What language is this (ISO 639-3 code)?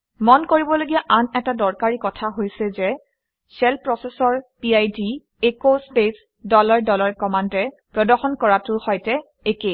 asm